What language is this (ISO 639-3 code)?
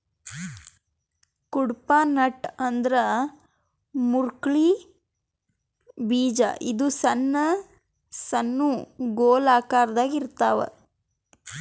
kan